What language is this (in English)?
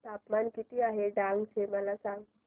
Marathi